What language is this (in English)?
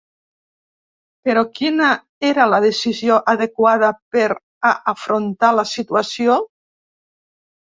Catalan